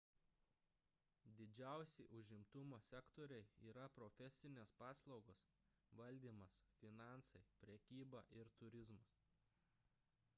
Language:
Lithuanian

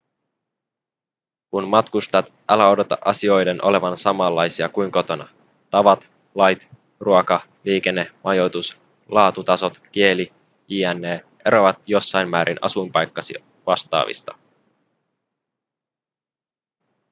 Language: Finnish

